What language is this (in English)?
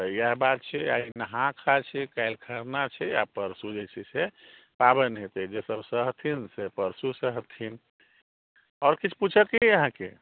Maithili